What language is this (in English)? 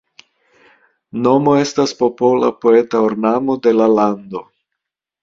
Esperanto